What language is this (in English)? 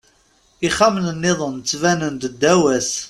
Kabyle